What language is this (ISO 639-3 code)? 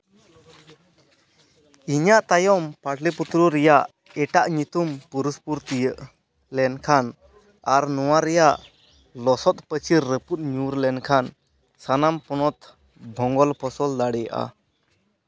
sat